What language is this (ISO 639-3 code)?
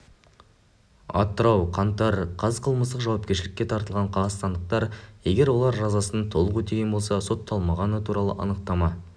kaz